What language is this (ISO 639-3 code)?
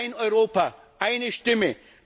deu